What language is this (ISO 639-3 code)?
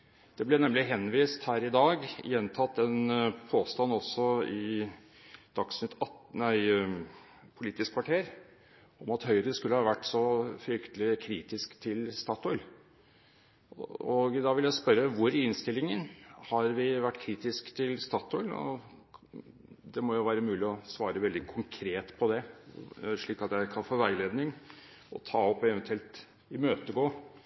nob